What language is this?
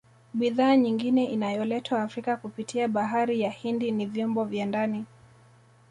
Swahili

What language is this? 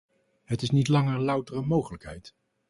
Dutch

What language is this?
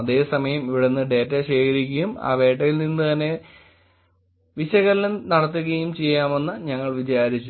Malayalam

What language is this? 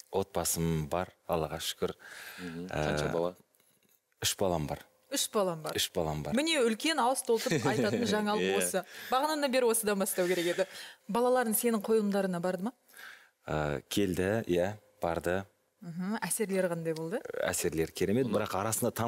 Turkish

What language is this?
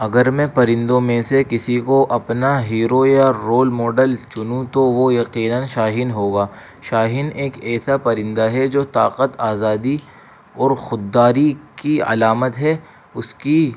Urdu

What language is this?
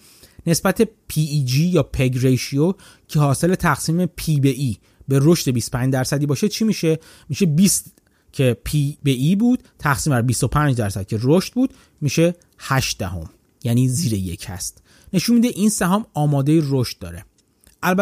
Persian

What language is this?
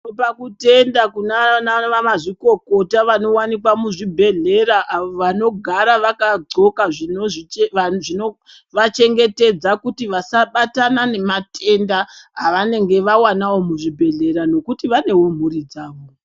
Ndau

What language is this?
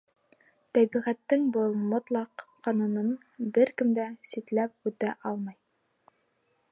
Bashkir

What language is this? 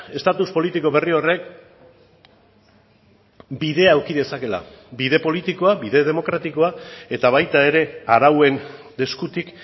Basque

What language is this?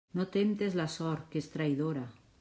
Catalan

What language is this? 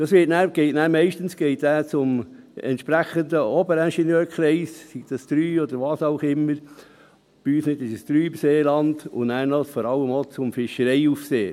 Swiss German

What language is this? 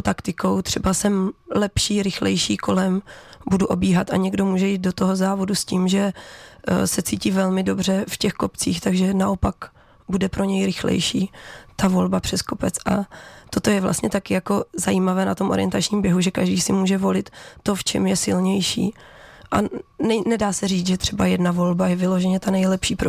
Czech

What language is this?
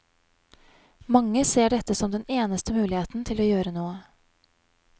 Norwegian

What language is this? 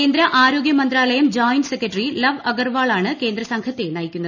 Malayalam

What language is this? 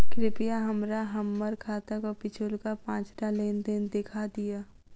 Maithili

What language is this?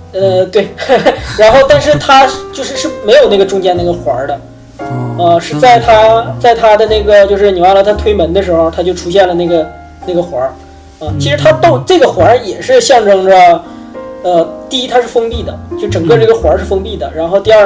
Chinese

